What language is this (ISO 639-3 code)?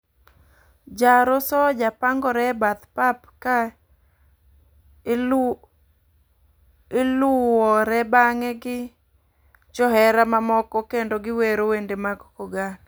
luo